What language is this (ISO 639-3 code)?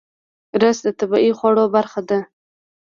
pus